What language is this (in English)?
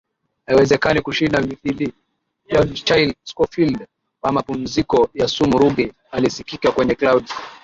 Swahili